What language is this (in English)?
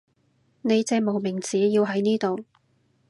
Cantonese